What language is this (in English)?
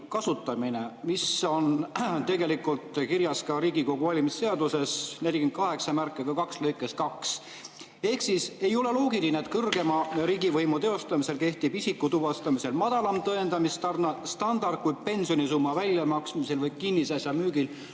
Estonian